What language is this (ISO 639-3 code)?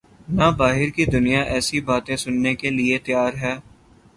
urd